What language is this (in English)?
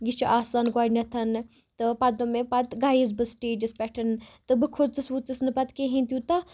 Kashmiri